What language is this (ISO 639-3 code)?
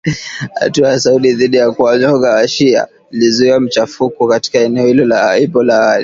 swa